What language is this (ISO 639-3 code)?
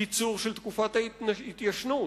heb